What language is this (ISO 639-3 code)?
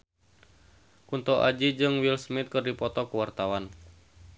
sun